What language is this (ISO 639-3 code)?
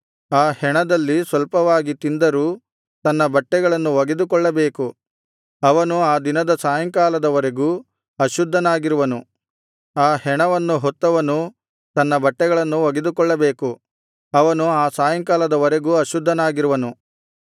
kan